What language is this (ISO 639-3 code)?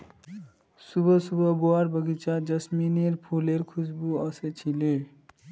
mag